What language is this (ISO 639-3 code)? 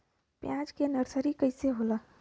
bho